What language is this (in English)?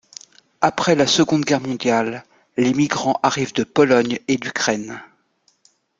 French